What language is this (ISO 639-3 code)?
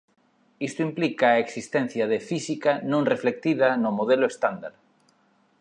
glg